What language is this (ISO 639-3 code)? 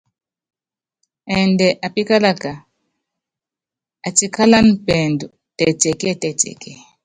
yav